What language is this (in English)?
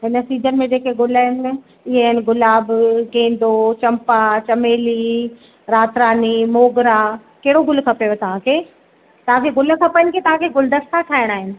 Sindhi